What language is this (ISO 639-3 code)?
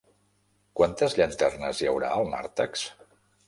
cat